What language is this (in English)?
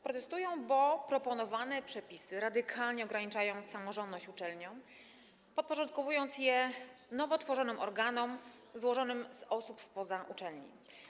Polish